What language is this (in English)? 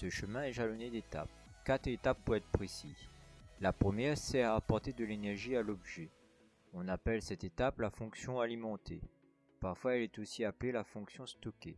French